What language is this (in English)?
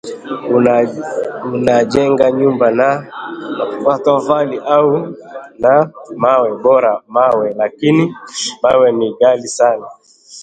Swahili